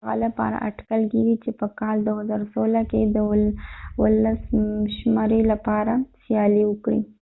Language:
Pashto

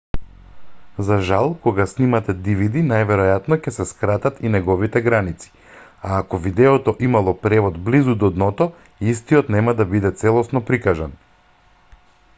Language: Macedonian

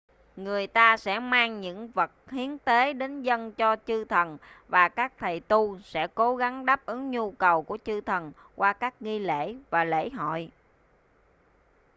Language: Vietnamese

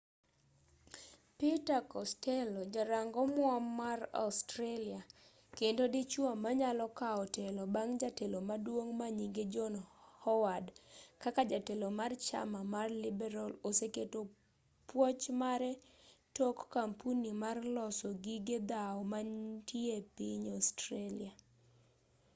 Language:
Luo (Kenya and Tanzania)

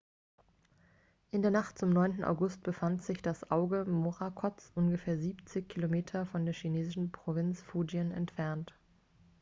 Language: German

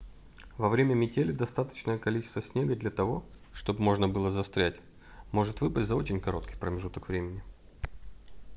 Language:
Russian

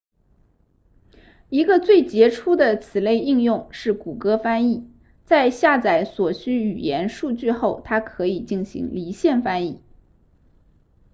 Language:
Chinese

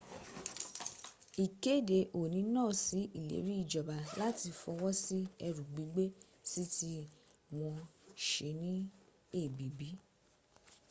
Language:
Yoruba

